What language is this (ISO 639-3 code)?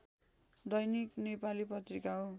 nep